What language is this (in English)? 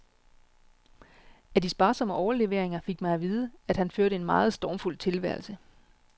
Danish